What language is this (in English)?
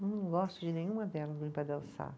Portuguese